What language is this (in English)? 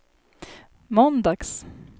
Swedish